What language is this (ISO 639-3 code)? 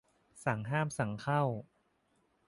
tha